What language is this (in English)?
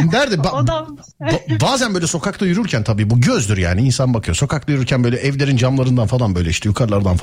Turkish